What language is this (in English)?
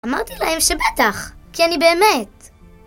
Hebrew